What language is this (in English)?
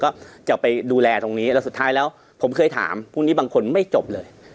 Thai